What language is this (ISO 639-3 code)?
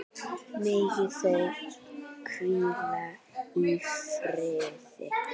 isl